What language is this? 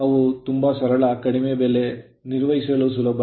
Kannada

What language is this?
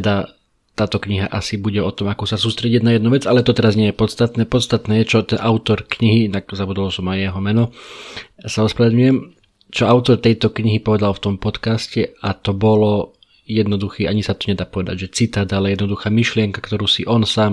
Slovak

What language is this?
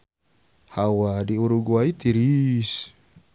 Sundanese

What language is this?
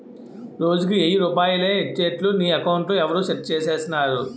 Telugu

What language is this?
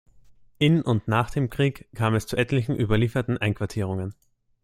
German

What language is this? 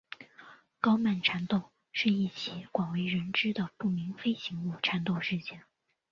Chinese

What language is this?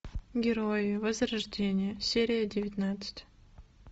Russian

